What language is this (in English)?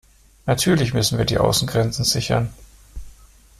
German